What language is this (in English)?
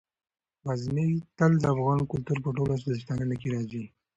Pashto